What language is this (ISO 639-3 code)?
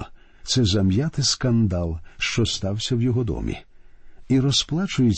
ukr